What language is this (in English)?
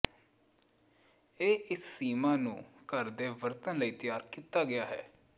Punjabi